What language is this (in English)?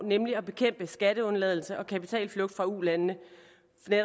Danish